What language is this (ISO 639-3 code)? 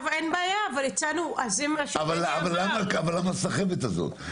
heb